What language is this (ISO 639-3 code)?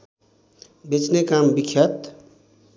nep